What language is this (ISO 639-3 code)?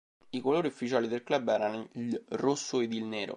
ita